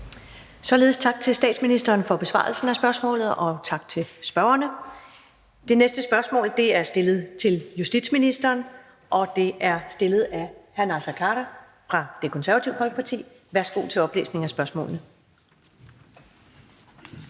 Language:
Danish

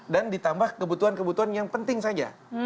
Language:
Indonesian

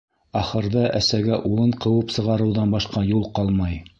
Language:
Bashkir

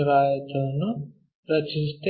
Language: Kannada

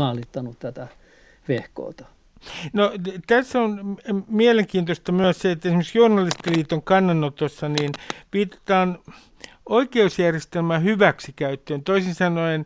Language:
Finnish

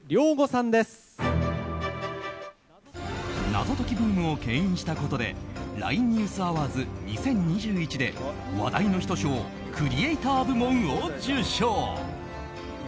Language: Japanese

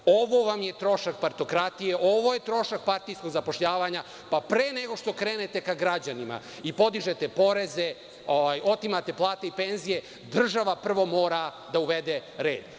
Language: Serbian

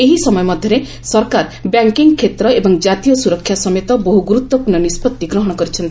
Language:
Odia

